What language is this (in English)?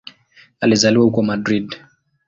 Swahili